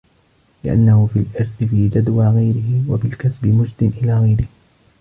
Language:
Arabic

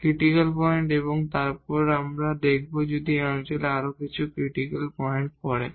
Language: Bangla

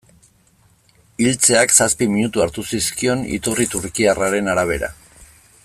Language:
Basque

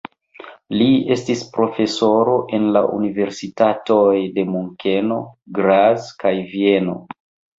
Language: Esperanto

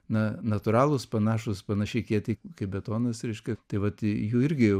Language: Lithuanian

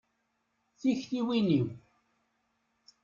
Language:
Kabyle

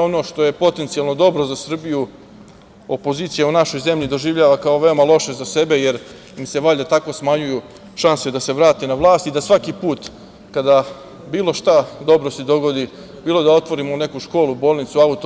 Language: Serbian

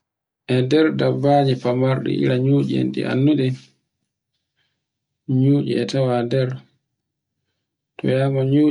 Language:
Borgu Fulfulde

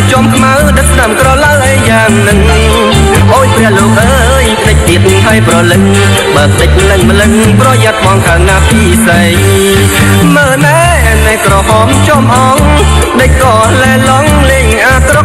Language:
Thai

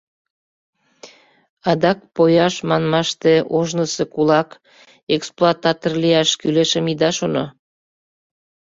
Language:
Mari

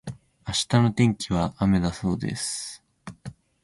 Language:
Japanese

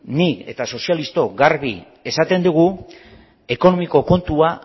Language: Basque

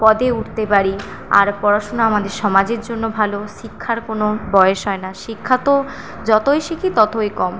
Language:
Bangla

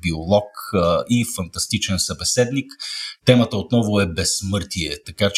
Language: Bulgarian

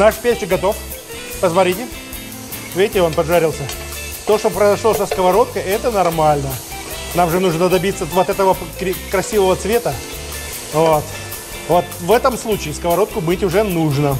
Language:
Russian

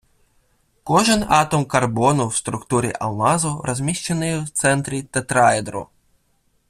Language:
Ukrainian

